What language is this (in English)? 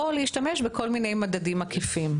Hebrew